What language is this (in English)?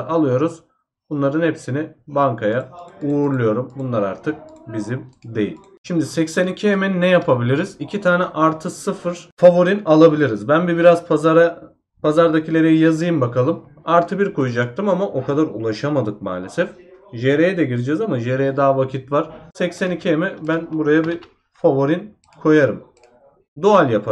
Turkish